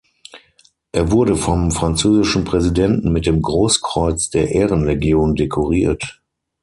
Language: German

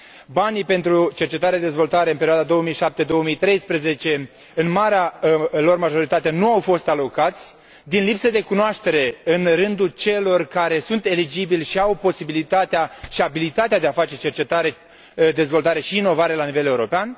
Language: Romanian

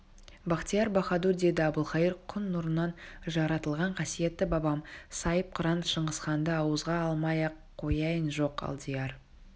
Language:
Kazakh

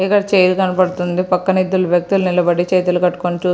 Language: Telugu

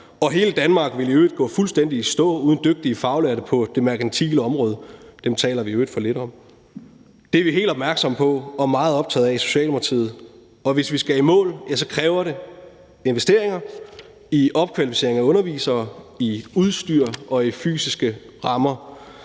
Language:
Danish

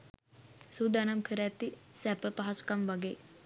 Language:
Sinhala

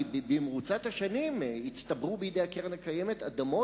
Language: Hebrew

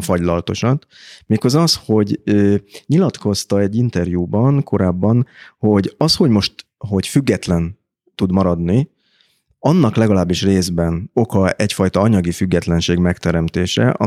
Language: Hungarian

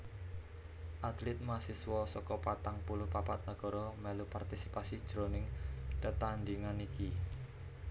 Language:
Javanese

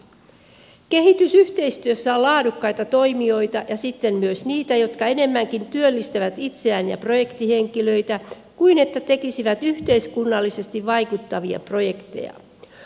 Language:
Finnish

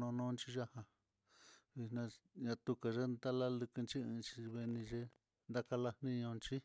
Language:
Mitlatongo Mixtec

